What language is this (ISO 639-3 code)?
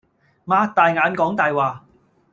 yue